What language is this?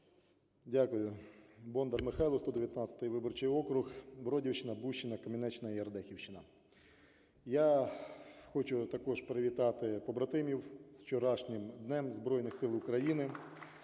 Ukrainian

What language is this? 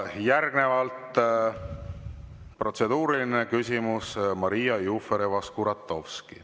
Estonian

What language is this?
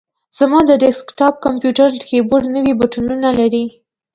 Pashto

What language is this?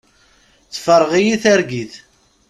Kabyle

